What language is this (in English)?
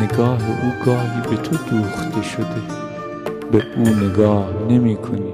Persian